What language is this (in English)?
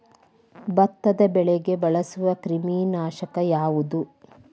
Kannada